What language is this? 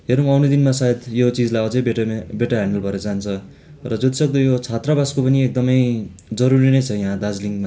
Nepali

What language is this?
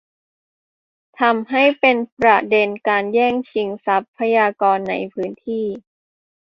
Thai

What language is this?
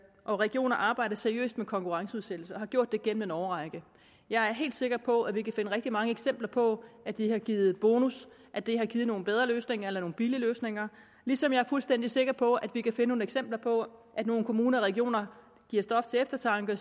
Danish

